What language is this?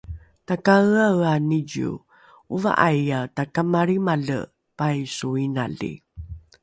Rukai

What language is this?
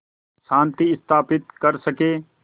Hindi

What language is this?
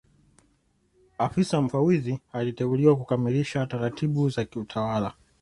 Swahili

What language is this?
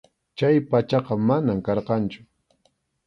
Arequipa-La Unión Quechua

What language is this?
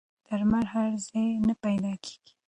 Pashto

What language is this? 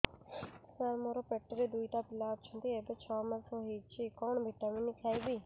Odia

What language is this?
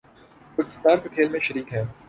Urdu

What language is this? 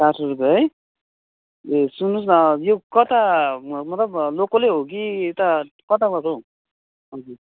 Nepali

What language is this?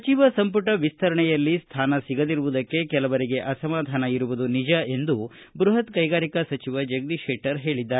Kannada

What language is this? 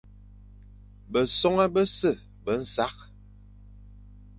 Fang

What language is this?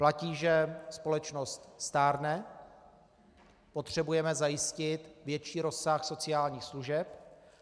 Czech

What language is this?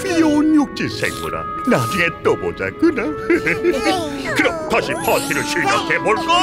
Korean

